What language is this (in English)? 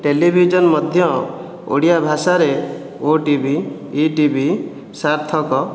Odia